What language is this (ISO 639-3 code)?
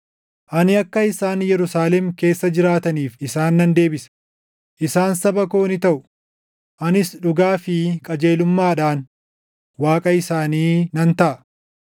orm